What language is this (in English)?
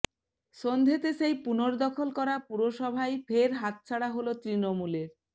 Bangla